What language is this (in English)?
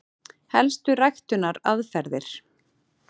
Icelandic